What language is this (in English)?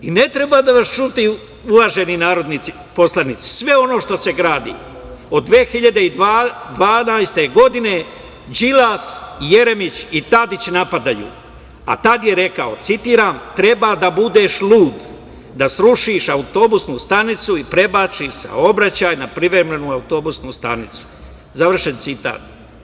Serbian